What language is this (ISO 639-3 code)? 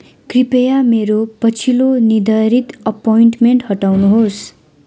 nep